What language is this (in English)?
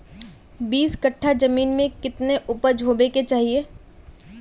Magahi